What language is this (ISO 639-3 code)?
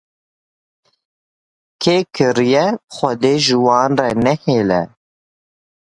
kur